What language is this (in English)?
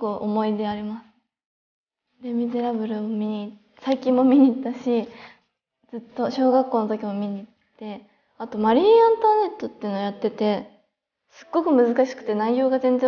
Japanese